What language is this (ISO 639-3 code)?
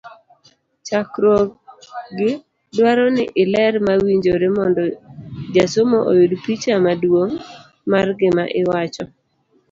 luo